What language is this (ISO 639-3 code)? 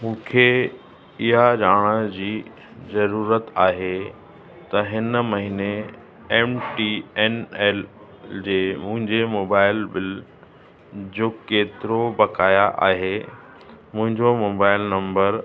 snd